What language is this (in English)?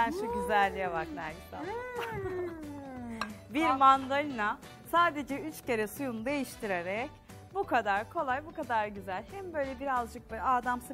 Turkish